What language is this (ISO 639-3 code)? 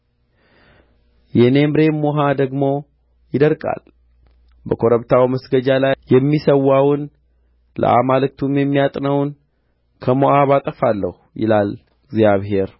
amh